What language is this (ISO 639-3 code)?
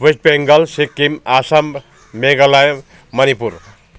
nep